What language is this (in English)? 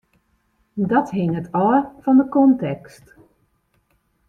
Western Frisian